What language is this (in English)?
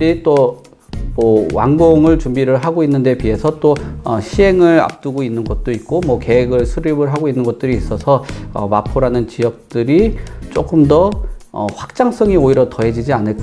Korean